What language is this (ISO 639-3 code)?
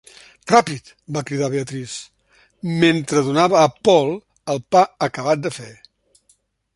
cat